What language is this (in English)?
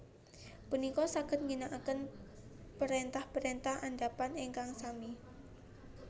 Javanese